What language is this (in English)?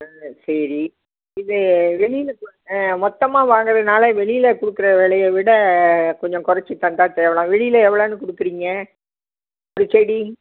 Tamil